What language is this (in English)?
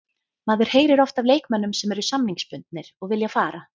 Icelandic